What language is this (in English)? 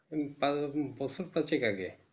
Bangla